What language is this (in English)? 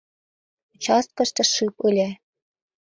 Mari